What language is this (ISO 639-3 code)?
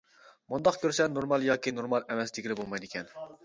uig